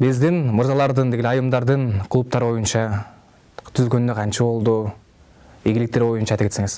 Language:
Turkish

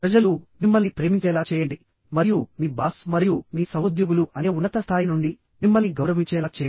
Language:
Telugu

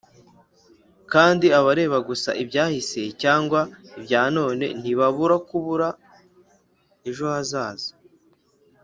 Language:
Kinyarwanda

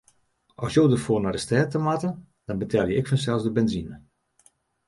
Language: Western Frisian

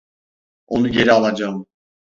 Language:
Turkish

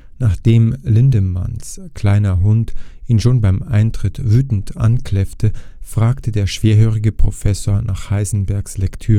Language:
German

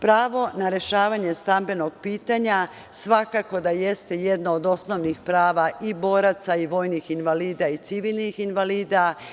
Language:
Serbian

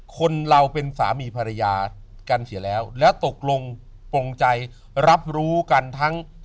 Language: Thai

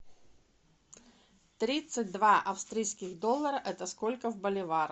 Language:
Russian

